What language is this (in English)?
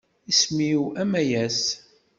Kabyle